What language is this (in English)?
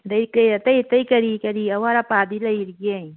Manipuri